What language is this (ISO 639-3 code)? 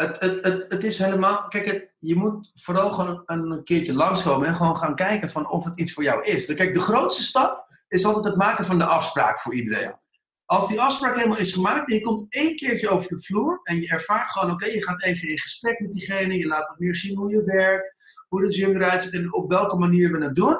nld